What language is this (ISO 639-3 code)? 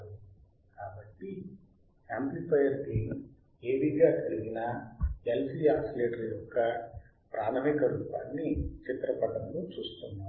tel